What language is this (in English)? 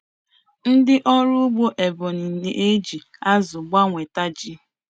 Igbo